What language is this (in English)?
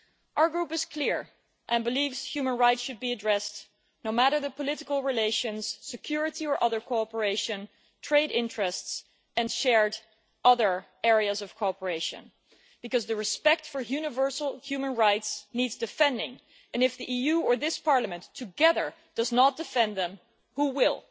English